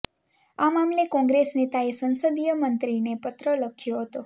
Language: Gujarati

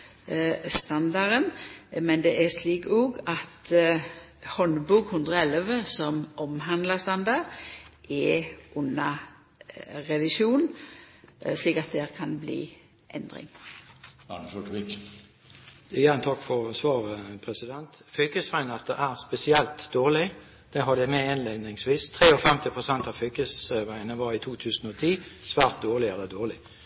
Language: Norwegian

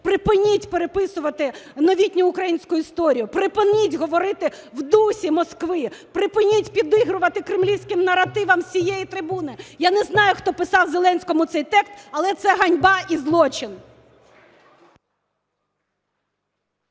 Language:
Ukrainian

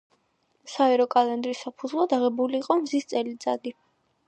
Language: Georgian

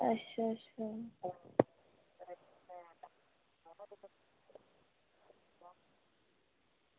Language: Dogri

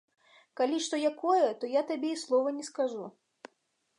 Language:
Belarusian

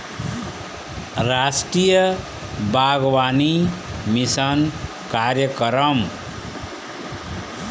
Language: Chhattisgarhi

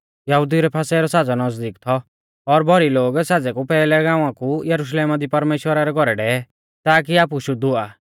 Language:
Mahasu Pahari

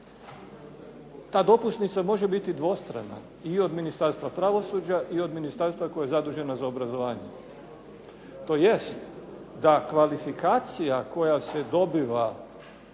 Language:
Croatian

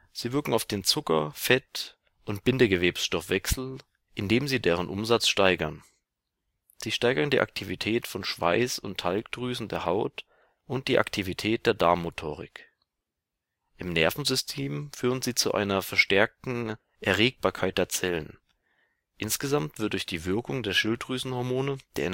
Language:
German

